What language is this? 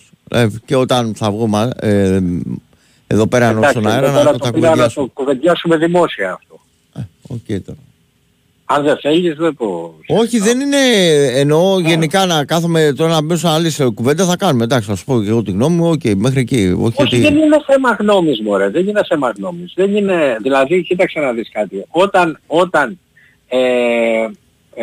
Greek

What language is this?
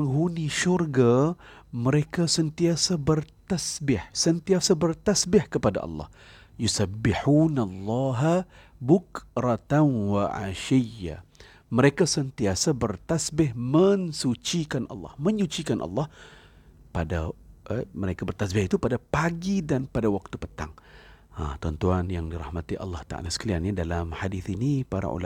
Malay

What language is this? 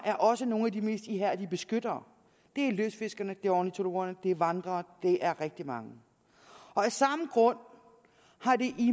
Danish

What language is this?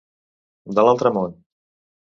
Catalan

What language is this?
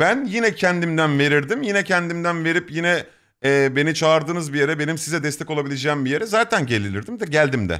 Turkish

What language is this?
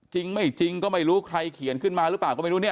Thai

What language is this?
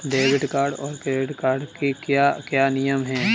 Hindi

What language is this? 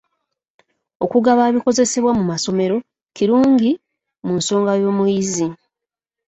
Ganda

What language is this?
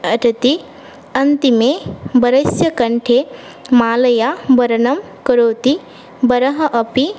Sanskrit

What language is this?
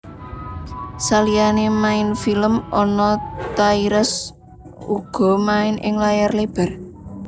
Javanese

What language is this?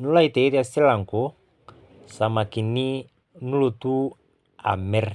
Masai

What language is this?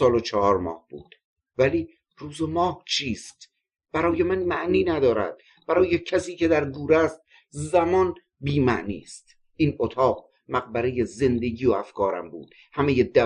Persian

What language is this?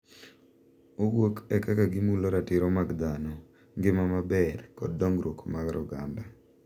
Luo (Kenya and Tanzania)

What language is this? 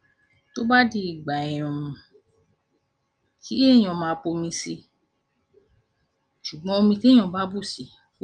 Yoruba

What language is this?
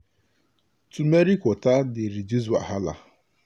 Nigerian Pidgin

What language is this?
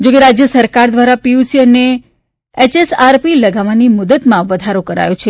Gujarati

